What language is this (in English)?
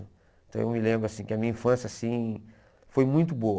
Portuguese